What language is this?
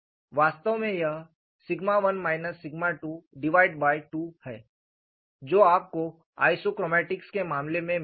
Hindi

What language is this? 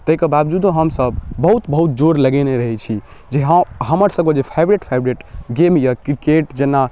Maithili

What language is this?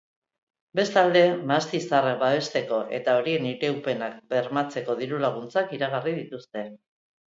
Basque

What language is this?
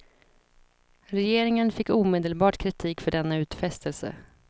Swedish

